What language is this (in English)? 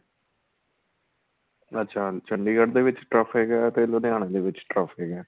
Punjabi